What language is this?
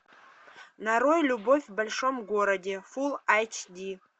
Russian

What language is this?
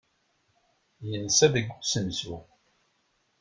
Kabyle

